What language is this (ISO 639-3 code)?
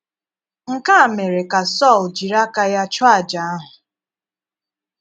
ibo